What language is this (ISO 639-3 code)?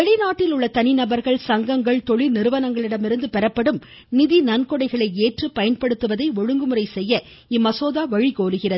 tam